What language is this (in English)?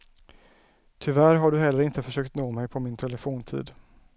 Swedish